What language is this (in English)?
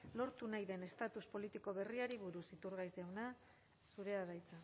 Basque